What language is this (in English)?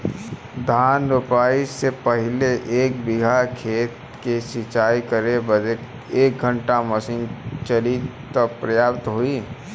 Bhojpuri